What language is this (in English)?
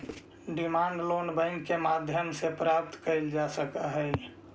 Magahi